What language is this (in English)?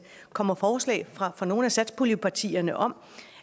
Danish